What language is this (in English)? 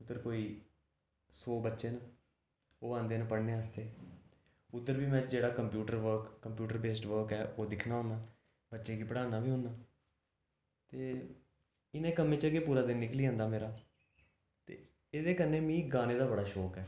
Dogri